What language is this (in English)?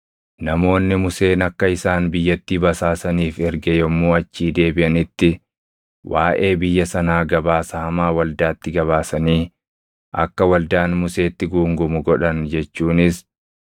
Oromo